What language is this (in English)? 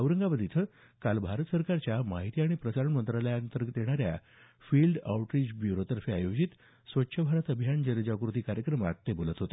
Marathi